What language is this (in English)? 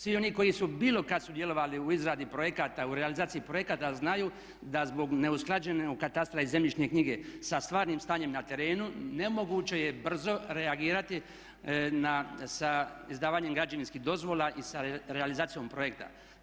Croatian